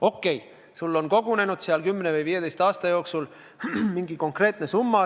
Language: Estonian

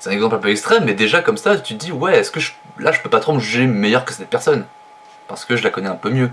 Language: French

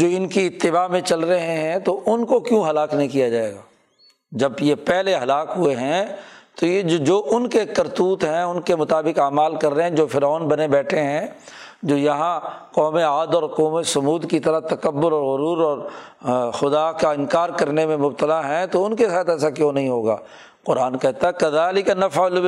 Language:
Urdu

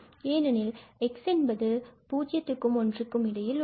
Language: Tamil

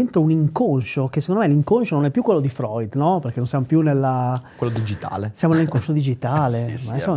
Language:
Italian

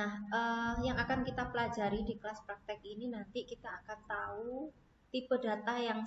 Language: Indonesian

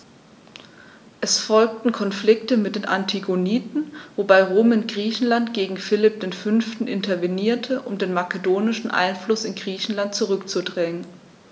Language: German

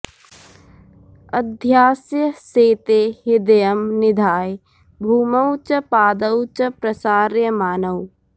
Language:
Sanskrit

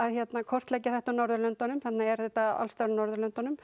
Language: Icelandic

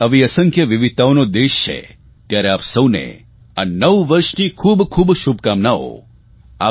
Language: Gujarati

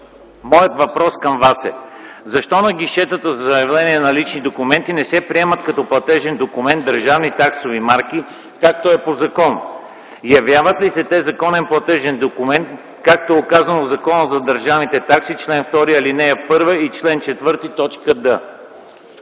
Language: Bulgarian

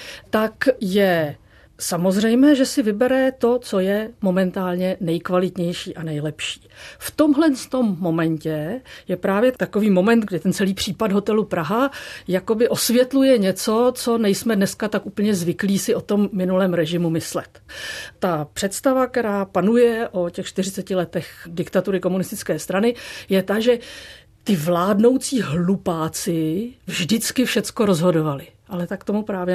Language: Czech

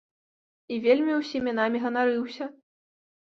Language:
Belarusian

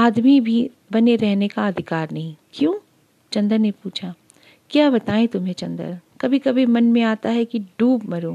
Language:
Hindi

